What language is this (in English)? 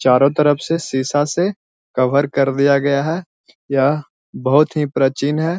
Magahi